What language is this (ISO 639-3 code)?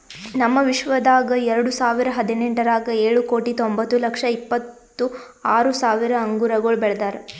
kan